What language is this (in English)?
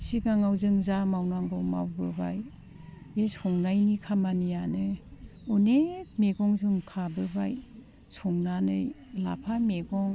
Bodo